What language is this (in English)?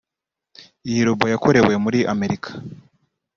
Kinyarwanda